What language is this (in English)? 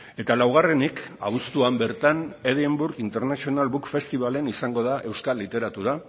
Basque